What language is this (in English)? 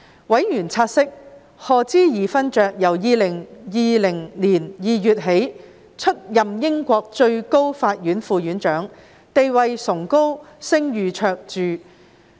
Cantonese